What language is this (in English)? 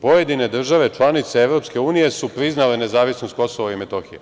Serbian